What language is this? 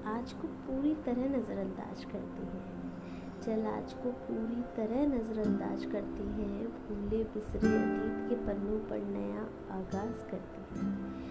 Hindi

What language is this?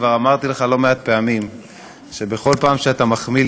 Hebrew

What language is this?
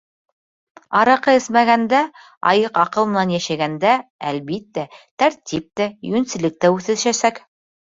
Bashkir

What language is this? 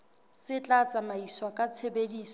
Southern Sotho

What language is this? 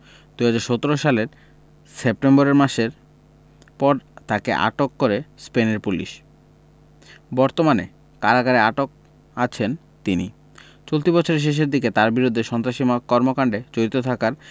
Bangla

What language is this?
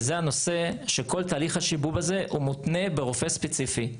Hebrew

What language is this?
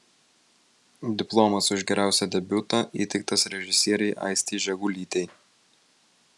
Lithuanian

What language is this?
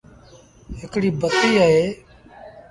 Sindhi Bhil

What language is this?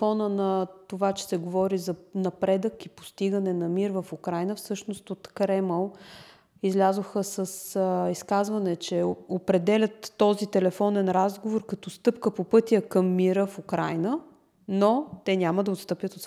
Bulgarian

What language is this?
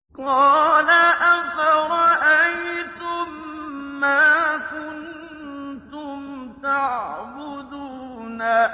Arabic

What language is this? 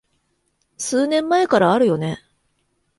Japanese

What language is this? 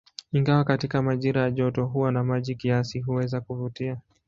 Swahili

